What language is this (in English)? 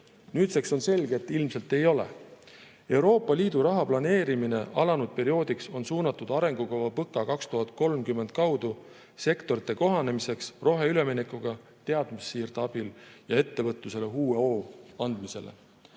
Estonian